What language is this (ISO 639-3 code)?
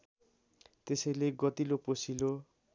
nep